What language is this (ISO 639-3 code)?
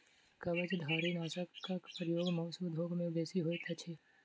mai